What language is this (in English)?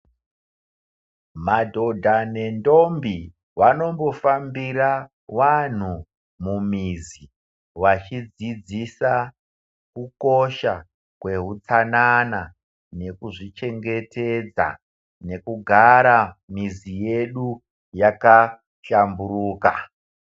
Ndau